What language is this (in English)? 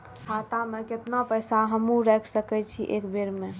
Maithili